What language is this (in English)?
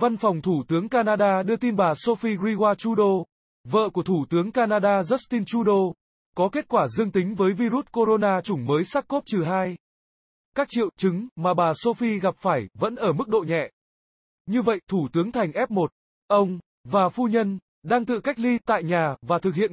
Vietnamese